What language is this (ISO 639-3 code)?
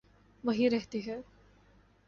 urd